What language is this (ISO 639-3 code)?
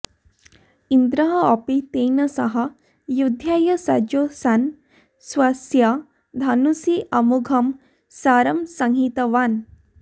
san